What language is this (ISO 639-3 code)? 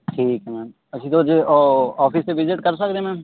pan